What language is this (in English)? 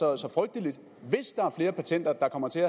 Danish